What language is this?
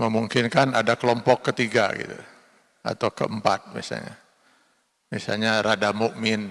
Indonesian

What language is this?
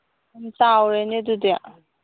Manipuri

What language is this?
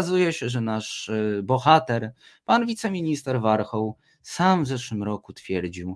Polish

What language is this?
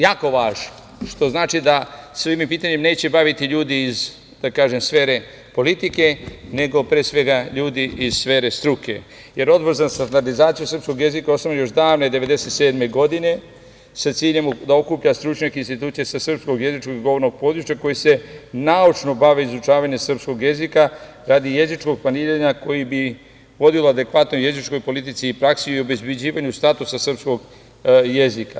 Serbian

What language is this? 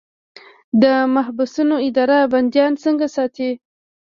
Pashto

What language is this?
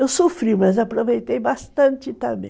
Portuguese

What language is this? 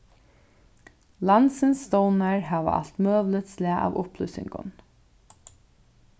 Faroese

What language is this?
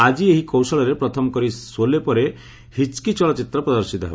Odia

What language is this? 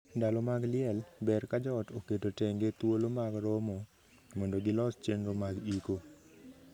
Luo (Kenya and Tanzania)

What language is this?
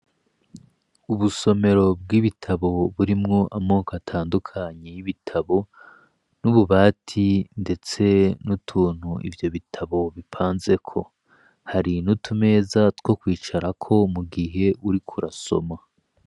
Rundi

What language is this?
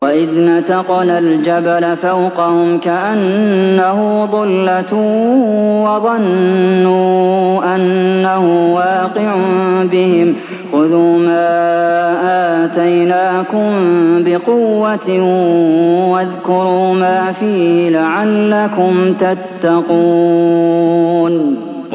Arabic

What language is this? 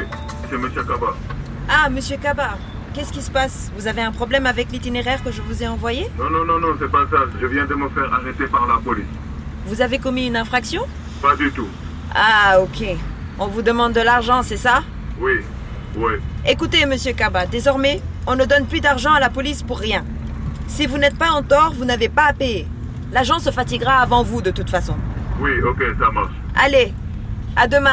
French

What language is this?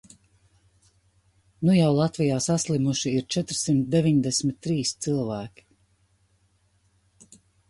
Latvian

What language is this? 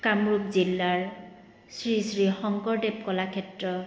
Assamese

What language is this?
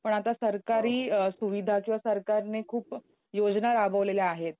Marathi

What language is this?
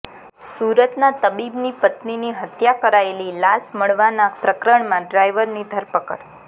Gujarati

